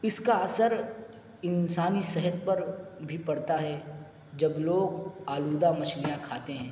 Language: Urdu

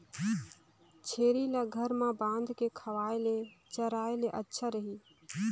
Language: Chhattisgarhi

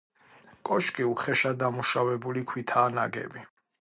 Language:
Georgian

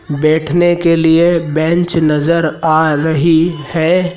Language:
Hindi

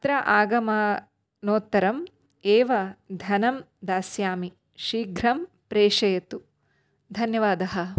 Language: Sanskrit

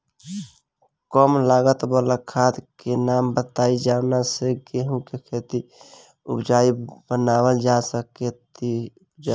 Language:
Bhojpuri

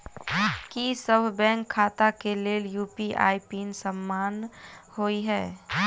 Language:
Maithili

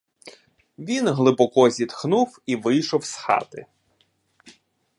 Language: Ukrainian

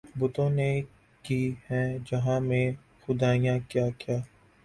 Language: Urdu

